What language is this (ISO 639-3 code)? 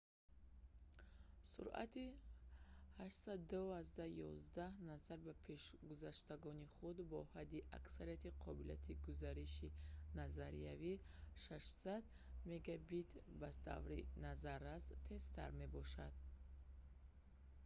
tgk